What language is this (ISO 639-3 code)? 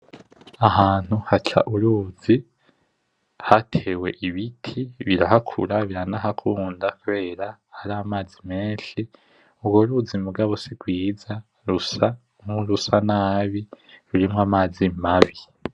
run